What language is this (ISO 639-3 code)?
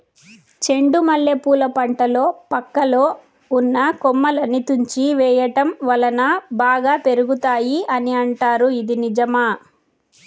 tel